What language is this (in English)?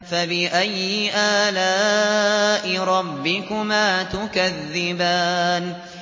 Arabic